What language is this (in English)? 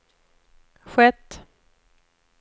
Swedish